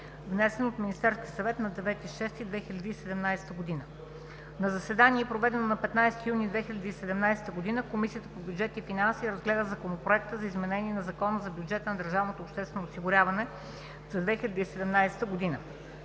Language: Bulgarian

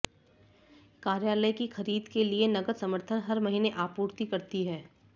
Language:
Hindi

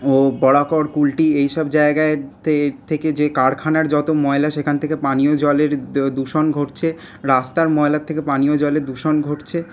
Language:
Bangla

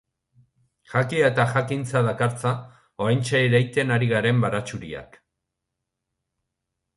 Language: Basque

